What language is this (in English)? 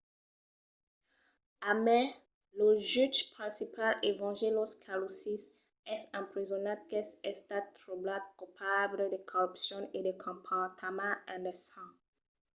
Occitan